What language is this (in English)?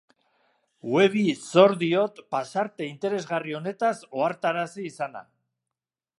Basque